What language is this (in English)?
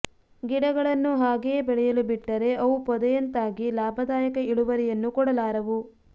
Kannada